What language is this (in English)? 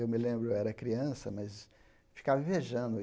Portuguese